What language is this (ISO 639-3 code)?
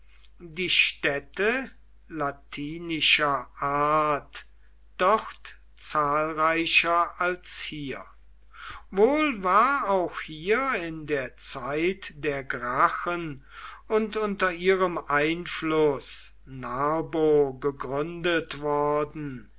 deu